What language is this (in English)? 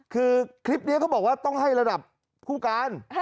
Thai